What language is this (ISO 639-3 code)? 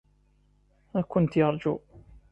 kab